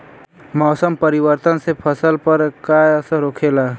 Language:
Bhojpuri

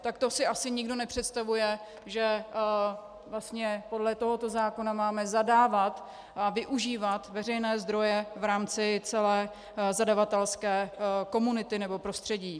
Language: Czech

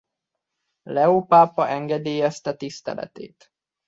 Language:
Hungarian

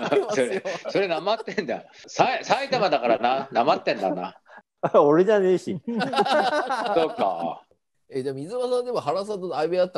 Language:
Japanese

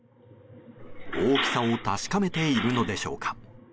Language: Japanese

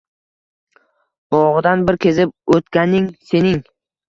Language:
Uzbek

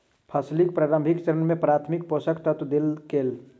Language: Maithili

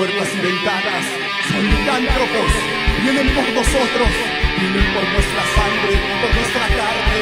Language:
Spanish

